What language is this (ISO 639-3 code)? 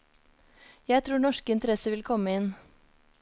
nor